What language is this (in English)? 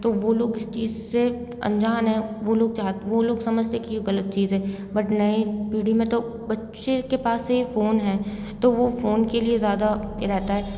Hindi